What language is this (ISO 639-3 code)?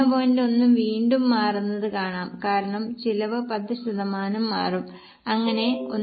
mal